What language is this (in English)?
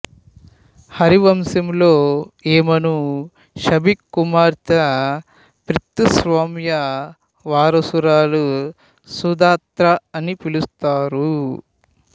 Telugu